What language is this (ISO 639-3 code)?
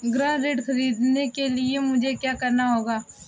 hin